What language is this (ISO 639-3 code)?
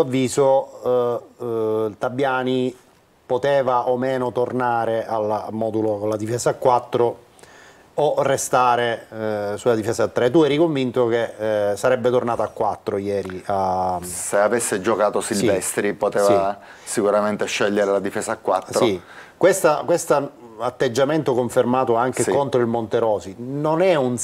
ita